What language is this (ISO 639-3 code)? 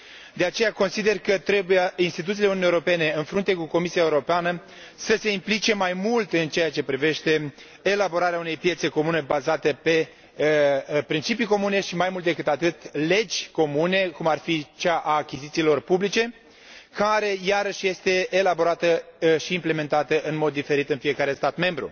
ron